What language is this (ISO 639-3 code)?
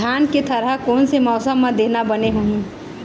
hne